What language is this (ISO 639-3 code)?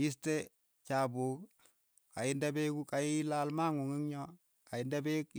eyo